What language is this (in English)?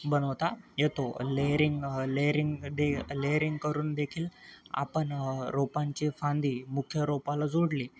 Marathi